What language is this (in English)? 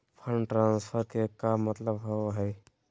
Magahi